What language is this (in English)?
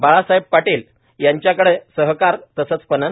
Marathi